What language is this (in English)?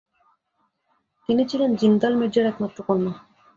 Bangla